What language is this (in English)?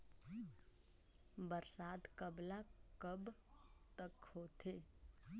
Chhattisgarhi